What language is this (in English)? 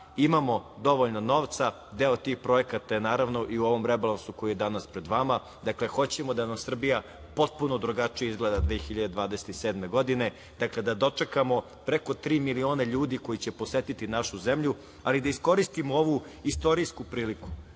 Serbian